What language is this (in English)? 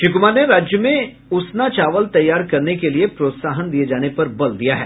Hindi